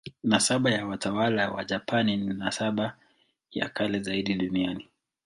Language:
Swahili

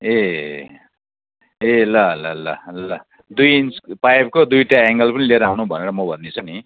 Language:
Nepali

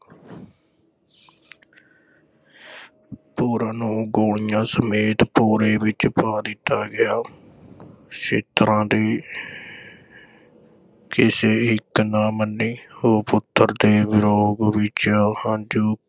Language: Punjabi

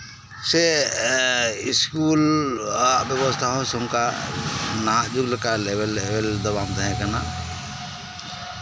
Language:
Santali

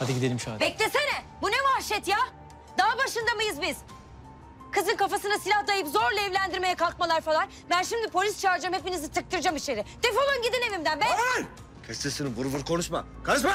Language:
Turkish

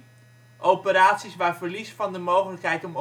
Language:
Dutch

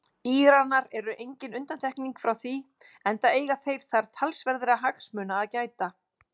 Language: Icelandic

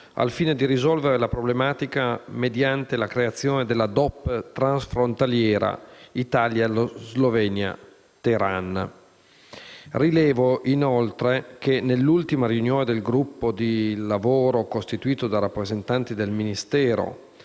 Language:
Italian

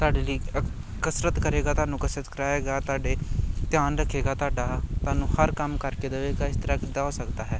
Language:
Punjabi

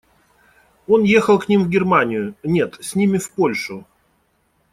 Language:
Russian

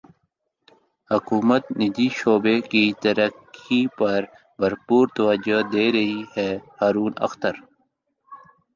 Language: Urdu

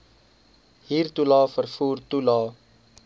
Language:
Afrikaans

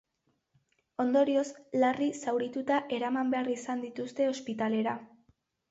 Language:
Basque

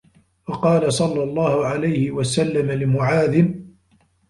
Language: Arabic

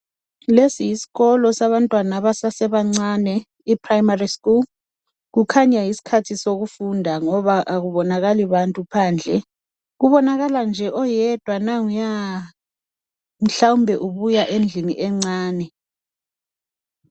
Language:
North Ndebele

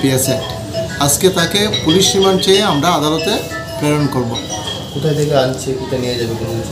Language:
Bangla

